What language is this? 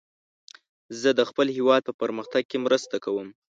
Pashto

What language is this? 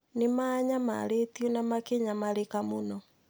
Kikuyu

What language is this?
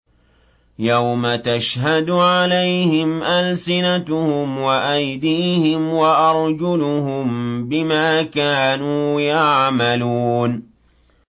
Arabic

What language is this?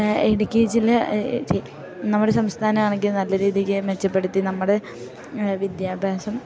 Malayalam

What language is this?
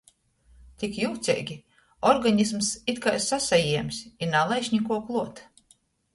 Latgalian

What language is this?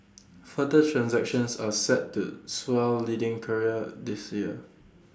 English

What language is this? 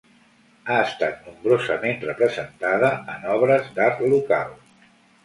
Catalan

